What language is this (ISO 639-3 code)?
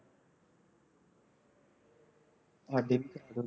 pan